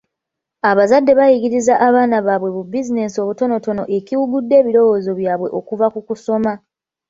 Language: Ganda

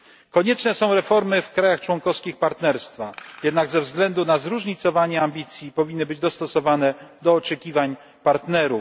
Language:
Polish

